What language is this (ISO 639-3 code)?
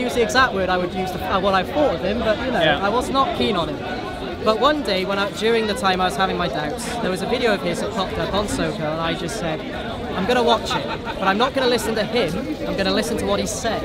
eng